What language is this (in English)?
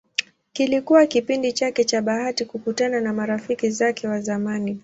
Swahili